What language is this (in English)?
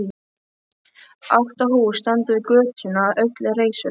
Icelandic